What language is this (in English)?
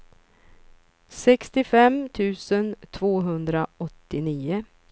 Swedish